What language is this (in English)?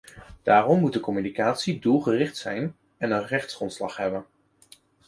Dutch